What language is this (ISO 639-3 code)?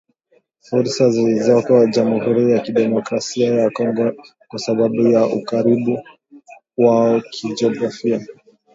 swa